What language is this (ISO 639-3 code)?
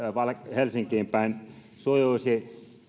fin